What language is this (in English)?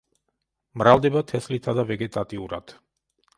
Georgian